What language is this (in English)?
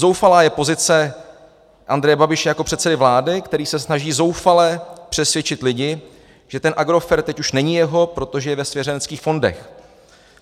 Czech